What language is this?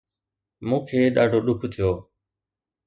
Sindhi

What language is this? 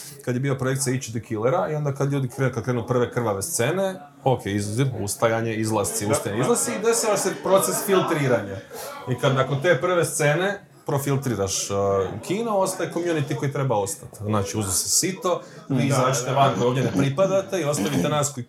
Croatian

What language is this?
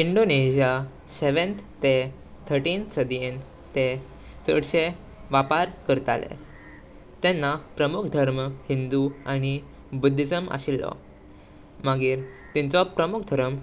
Konkani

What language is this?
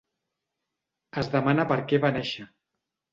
Catalan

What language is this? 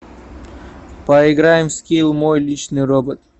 Russian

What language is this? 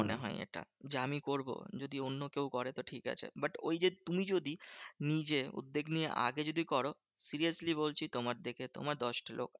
Bangla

